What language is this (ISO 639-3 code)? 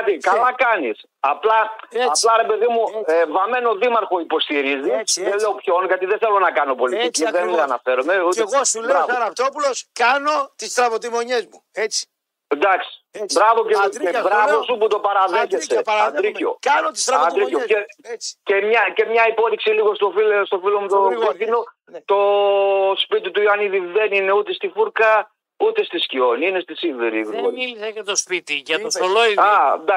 ell